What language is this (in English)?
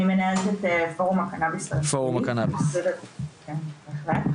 Hebrew